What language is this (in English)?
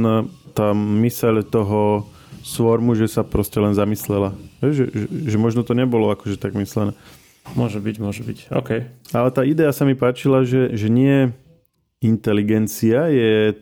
Slovak